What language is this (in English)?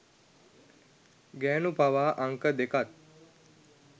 Sinhala